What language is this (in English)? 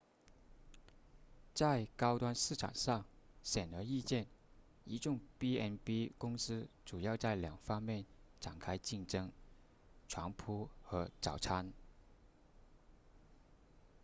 Chinese